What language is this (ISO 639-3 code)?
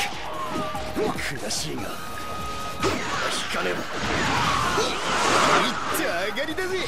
jpn